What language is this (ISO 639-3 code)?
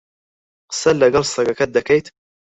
ckb